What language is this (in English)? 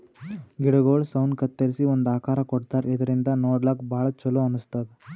Kannada